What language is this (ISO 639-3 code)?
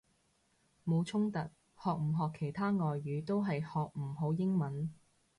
yue